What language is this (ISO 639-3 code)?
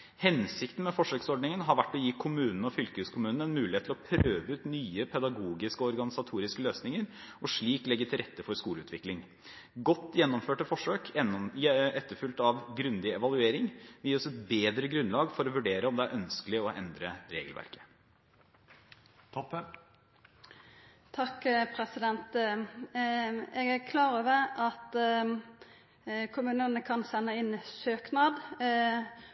nor